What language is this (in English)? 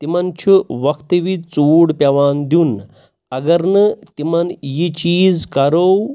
Kashmiri